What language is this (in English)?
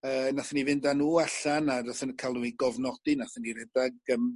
Welsh